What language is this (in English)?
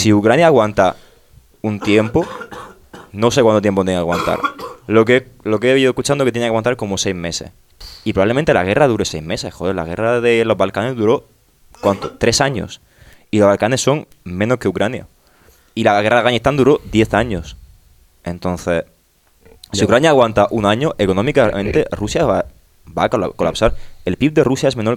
Spanish